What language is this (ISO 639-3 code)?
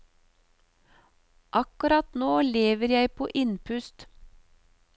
nor